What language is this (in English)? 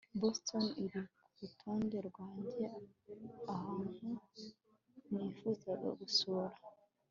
Kinyarwanda